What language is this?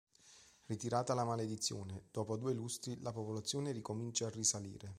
Italian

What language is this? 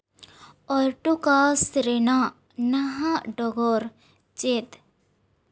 Santali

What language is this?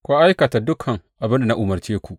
Hausa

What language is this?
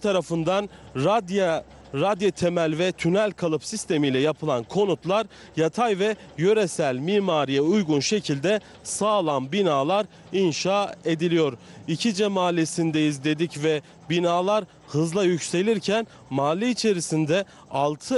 Turkish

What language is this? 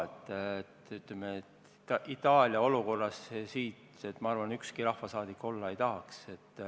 Estonian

